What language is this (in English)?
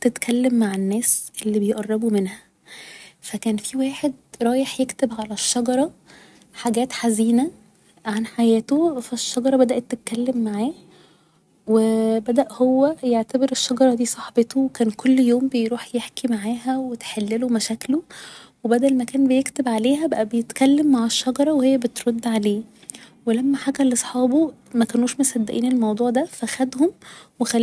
Egyptian Arabic